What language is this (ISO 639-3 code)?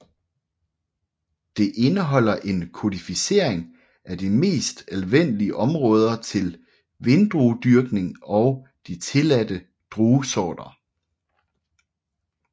dan